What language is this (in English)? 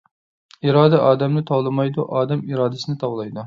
Uyghur